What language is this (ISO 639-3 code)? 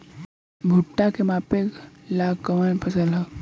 bho